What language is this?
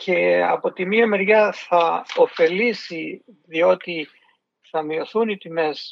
Greek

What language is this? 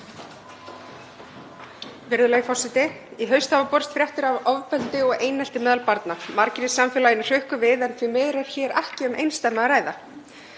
Icelandic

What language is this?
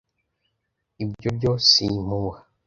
Kinyarwanda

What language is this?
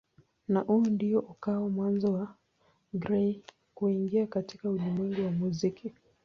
Swahili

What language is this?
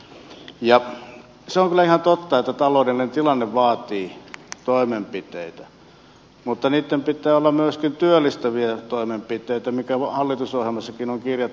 Finnish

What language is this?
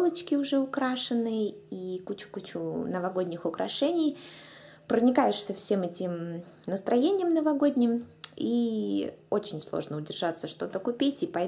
Russian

